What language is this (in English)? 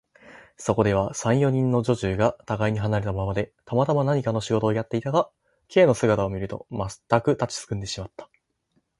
Japanese